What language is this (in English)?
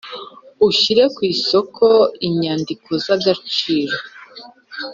Kinyarwanda